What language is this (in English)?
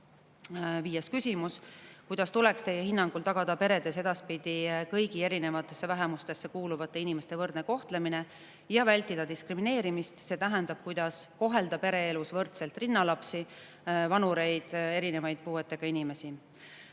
Estonian